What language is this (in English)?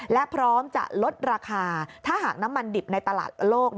Thai